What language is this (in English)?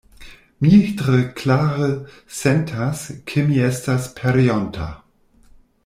Esperanto